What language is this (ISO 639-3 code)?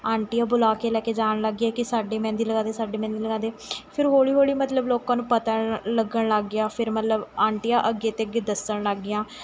pan